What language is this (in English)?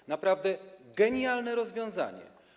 Polish